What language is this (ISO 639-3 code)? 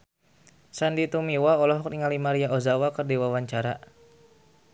sun